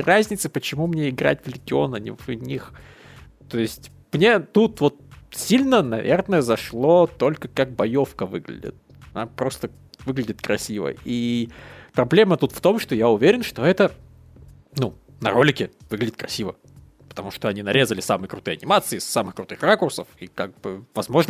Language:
Russian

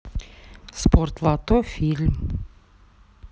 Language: Russian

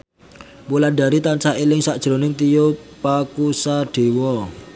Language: Javanese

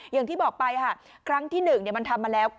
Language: Thai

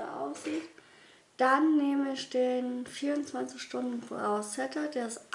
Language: German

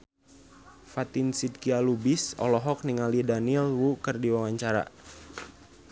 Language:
Sundanese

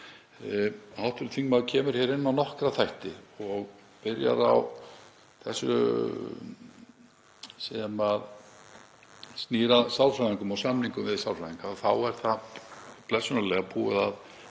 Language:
Icelandic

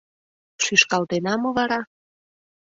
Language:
Mari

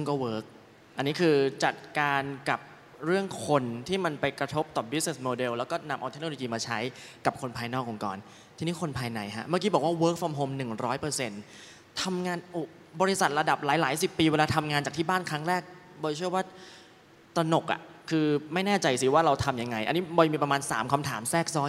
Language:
Thai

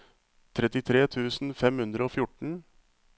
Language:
Norwegian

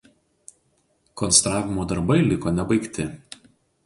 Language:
Lithuanian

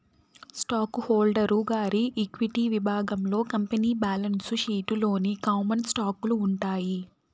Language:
Telugu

